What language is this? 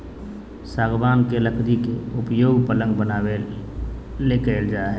Magahi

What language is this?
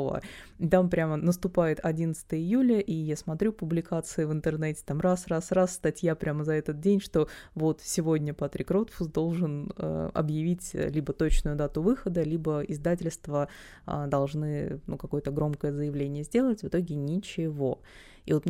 Russian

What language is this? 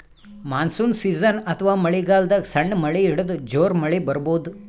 Kannada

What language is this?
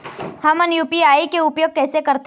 Chhattisgarhi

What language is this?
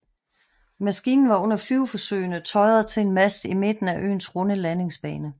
Danish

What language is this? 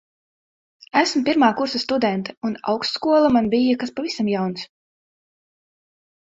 Latvian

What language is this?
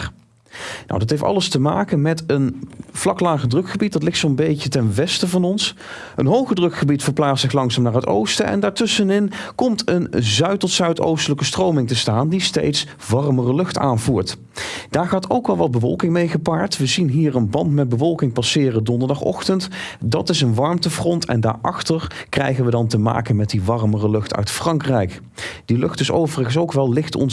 Dutch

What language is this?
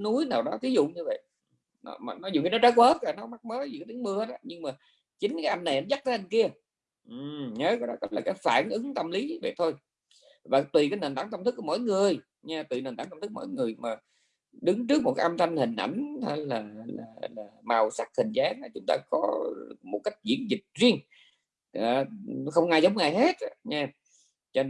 Vietnamese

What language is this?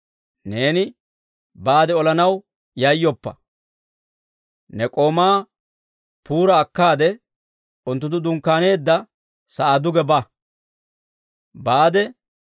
Dawro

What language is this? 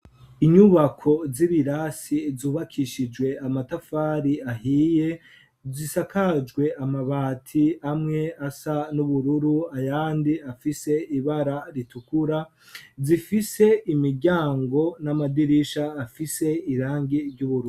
Rundi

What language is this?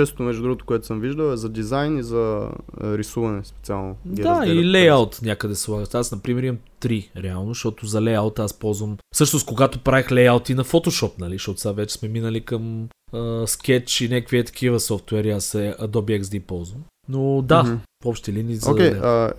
Bulgarian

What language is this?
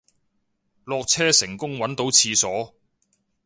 Cantonese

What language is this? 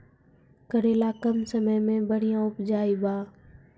Maithili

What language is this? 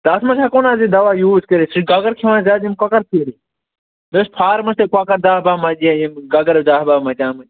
Kashmiri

